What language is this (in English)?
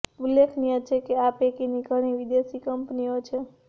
Gujarati